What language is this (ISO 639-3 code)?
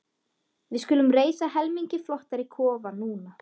isl